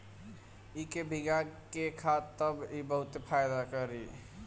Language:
Bhojpuri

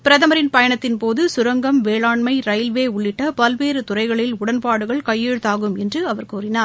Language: Tamil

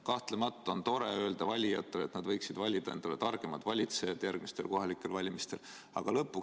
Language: Estonian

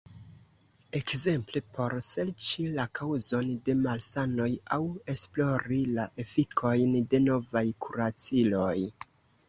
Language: Esperanto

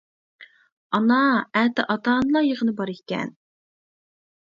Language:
Uyghur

